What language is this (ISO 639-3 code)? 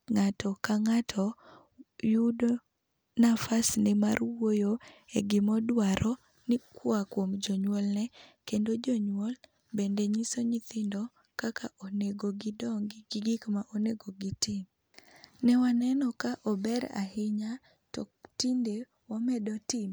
luo